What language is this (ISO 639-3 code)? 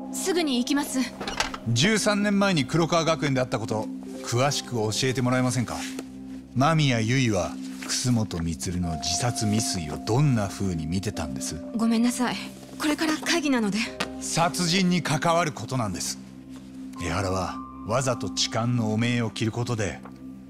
jpn